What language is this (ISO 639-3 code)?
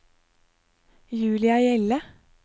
nor